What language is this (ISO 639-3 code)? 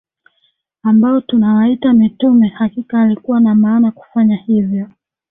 swa